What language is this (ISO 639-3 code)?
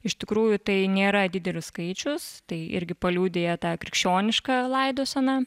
lit